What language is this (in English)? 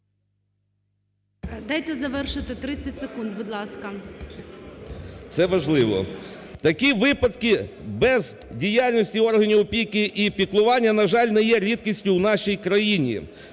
Ukrainian